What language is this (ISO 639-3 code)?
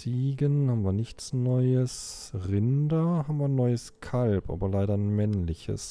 deu